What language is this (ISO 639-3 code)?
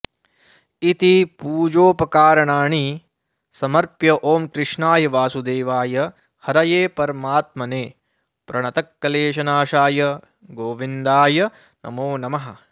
san